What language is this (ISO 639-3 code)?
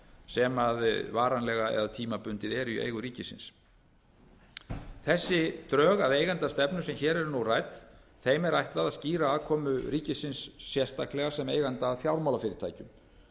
isl